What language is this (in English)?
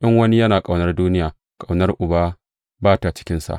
Hausa